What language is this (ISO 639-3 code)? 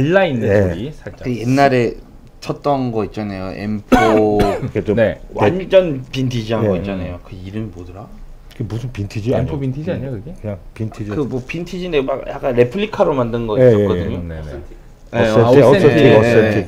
kor